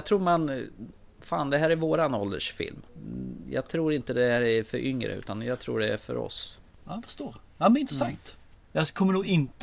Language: Swedish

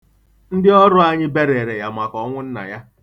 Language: Igbo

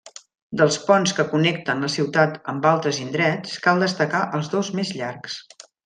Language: Catalan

